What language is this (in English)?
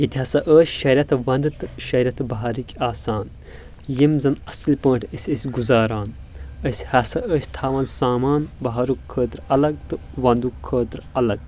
Kashmiri